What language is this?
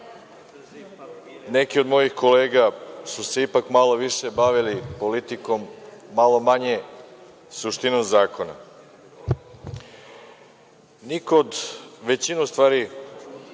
Serbian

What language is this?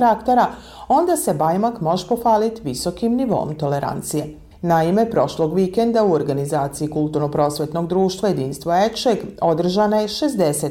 Croatian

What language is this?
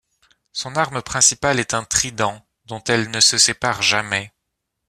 French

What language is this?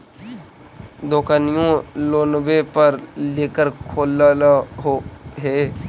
Magahi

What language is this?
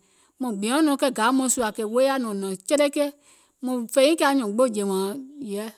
Gola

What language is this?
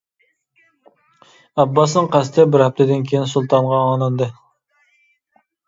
Uyghur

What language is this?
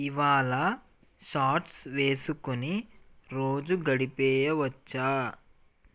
Telugu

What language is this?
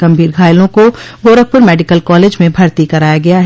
Hindi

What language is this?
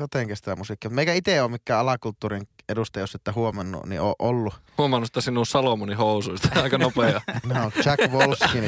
Finnish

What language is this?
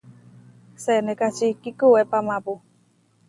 Huarijio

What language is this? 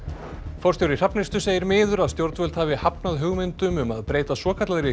Icelandic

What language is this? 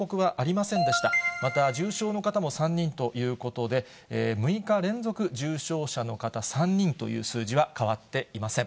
Japanese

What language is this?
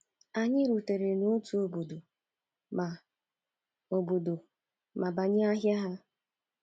Igbo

